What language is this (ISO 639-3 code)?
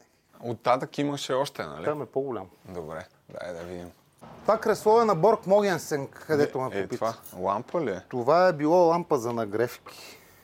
bul